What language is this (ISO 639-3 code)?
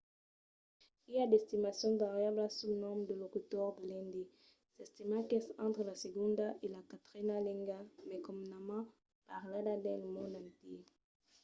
oci